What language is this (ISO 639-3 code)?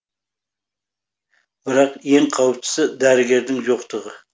kaz